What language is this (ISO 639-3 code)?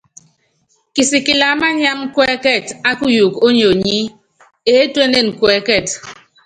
yav